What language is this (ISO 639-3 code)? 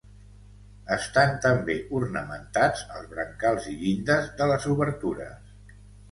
cat